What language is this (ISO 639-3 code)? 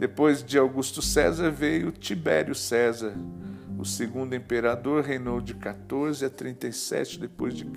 por